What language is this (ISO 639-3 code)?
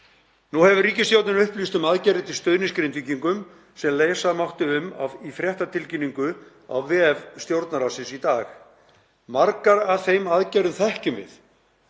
isl